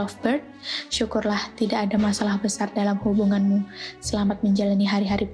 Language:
Indonesian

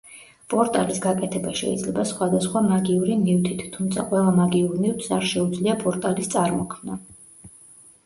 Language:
Georgian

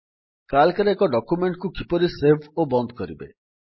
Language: Odia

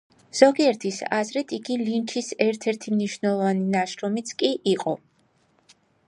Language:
Georgian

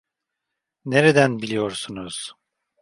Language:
Turkish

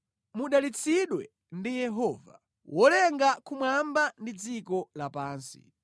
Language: Nyanja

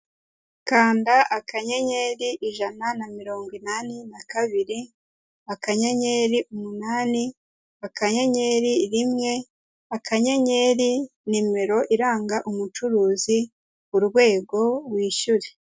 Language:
Kinyarwanda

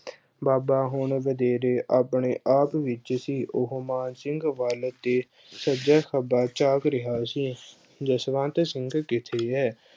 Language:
Punjabi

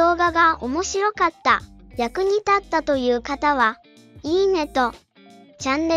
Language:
Japanese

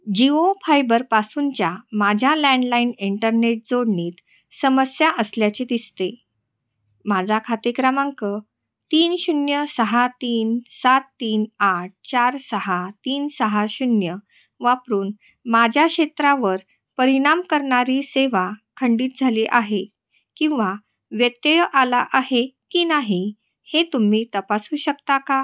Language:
Marathi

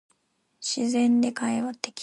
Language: Japanese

